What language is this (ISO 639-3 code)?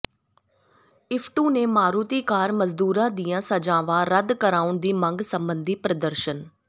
pan